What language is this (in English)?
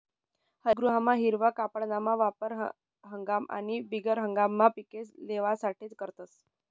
Marathi